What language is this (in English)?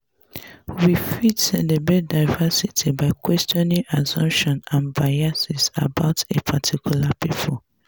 Nigerian Pidgin